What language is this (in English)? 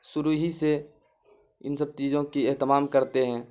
Urdu